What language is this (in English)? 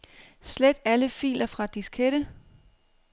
Danish